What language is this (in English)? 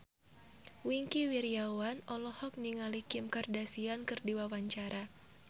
Sundanese